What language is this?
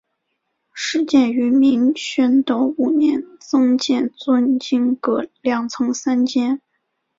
Chinese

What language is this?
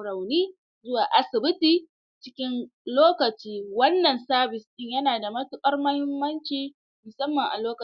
Hausa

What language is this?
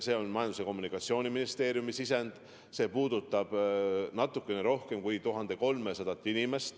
Estonian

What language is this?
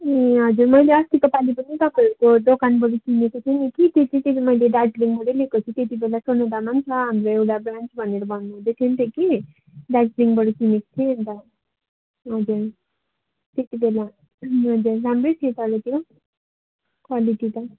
Nepali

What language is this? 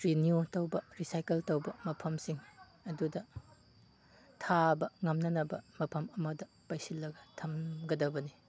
Manipuri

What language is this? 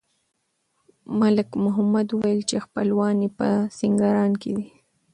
Pashto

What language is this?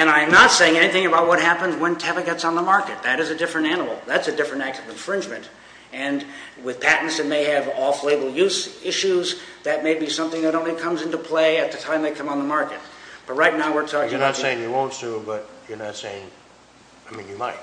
English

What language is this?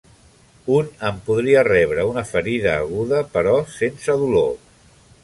Catalan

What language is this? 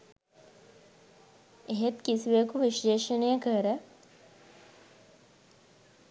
Sinhala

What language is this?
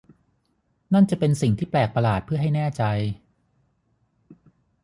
Thai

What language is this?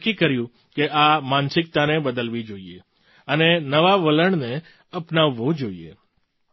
Gujarati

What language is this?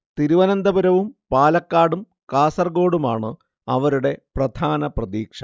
Malayalam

